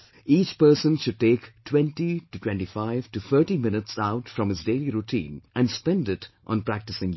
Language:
English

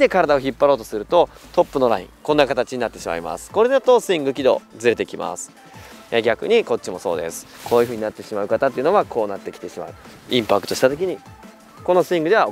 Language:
Japanese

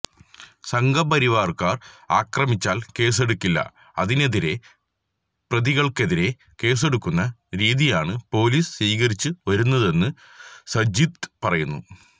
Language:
Malayalam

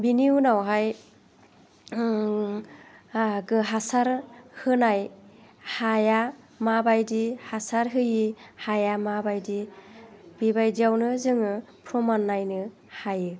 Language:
Bodo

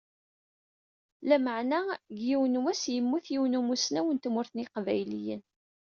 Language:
Kabyle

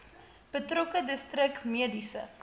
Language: Afrikaans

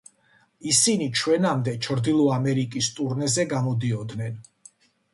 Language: Georgian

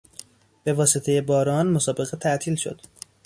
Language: Persian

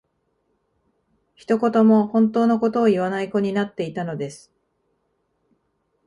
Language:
Japanese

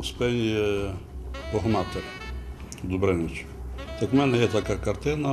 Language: Hungarian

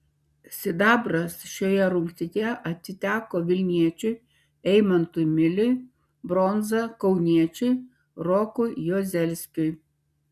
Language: Lithuanian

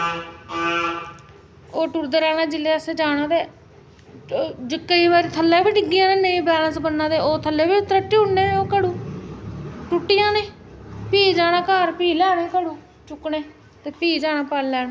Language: Dogri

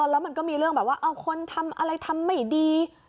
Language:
Thai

